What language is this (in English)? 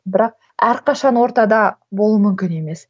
Kazakh